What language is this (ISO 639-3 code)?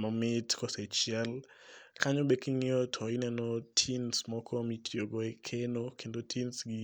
luo